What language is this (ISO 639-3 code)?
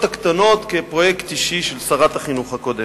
heb